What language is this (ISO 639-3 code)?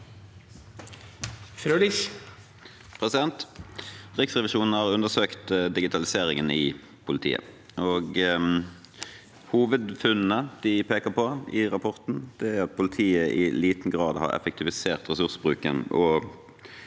nor